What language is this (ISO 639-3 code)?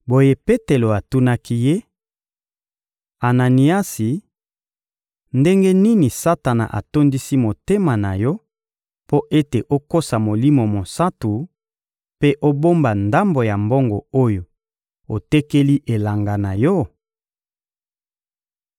lin